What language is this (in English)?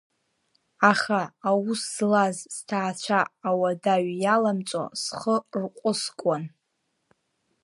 Abkhazian